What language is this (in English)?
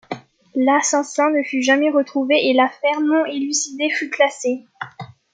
French